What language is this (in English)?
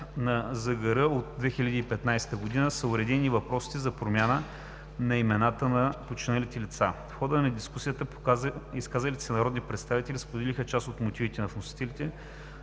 Bulgarian